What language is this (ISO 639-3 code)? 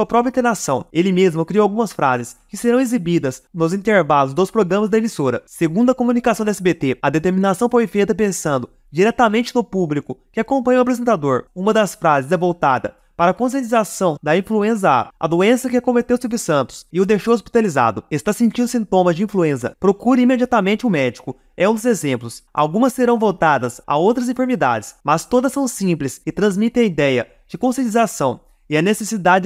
por